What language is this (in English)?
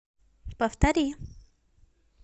Russian